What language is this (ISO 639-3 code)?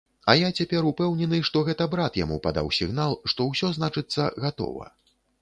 bel